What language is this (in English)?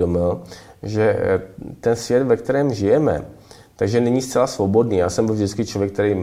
Czech